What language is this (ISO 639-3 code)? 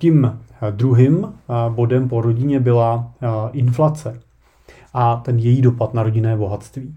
ces